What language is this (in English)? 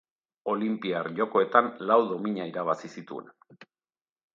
Basque